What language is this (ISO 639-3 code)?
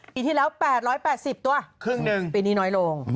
tha